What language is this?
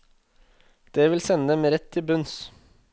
Norwegian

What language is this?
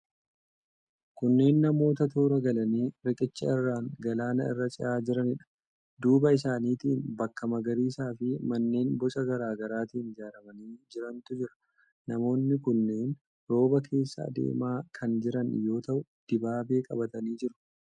Oromo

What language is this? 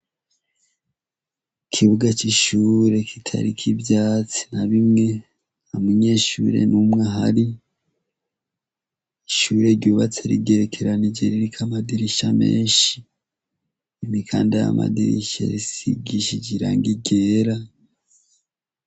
Rundi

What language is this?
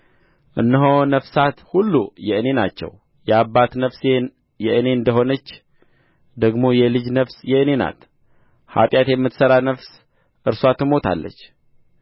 Amharic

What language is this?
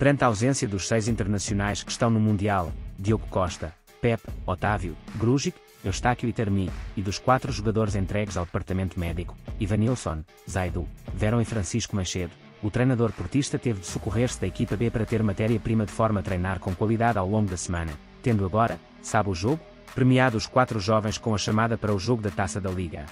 Portuguese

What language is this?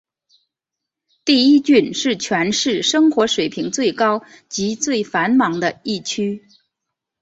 Chinese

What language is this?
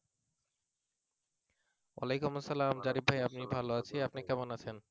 Bangla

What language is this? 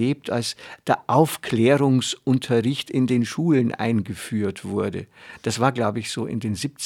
German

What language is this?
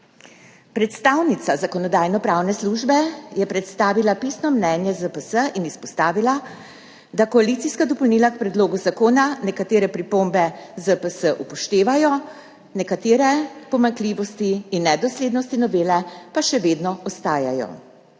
Slovenian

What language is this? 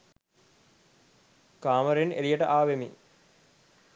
Sinhala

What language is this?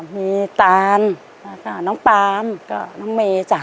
Thai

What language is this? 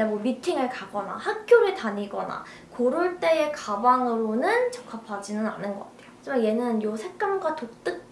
Korean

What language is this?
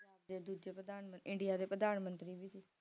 Punjabi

